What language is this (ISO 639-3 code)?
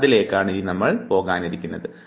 mal